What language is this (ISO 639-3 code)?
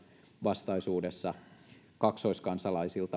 fin